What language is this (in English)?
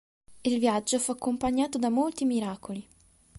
Italian